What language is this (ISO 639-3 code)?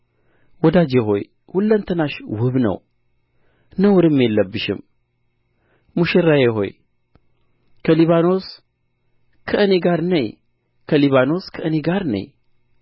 amh